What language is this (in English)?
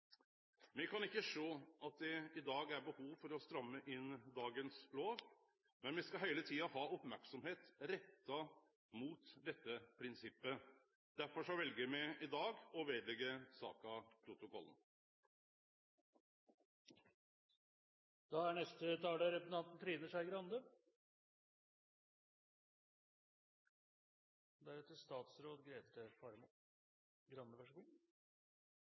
Norwegian